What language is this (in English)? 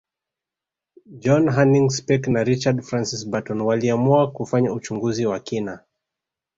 Swahili